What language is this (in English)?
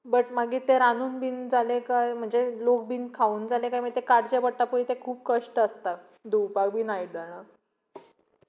Konkani